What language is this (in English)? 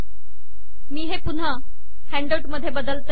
Marathi